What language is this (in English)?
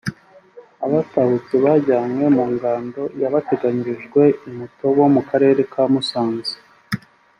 Kinyarwanda